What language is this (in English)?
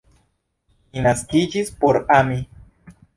Esperanto